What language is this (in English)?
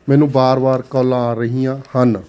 Punjabi